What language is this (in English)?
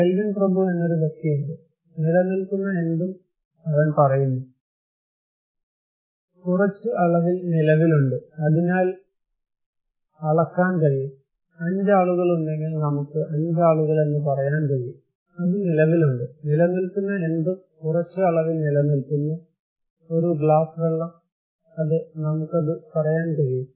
Malayalam